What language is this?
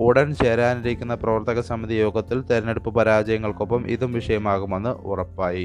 Malayalam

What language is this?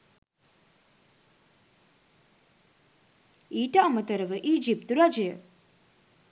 Sinhala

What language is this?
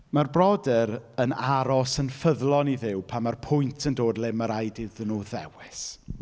Welsh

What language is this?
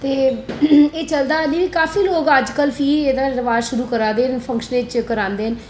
Dogri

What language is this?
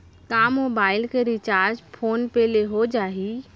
Chhattisgarhi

